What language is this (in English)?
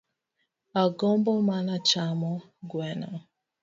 Luo (Kenya and Tanzania)